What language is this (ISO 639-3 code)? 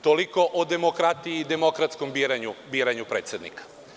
srp